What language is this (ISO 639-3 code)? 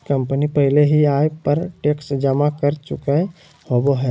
mag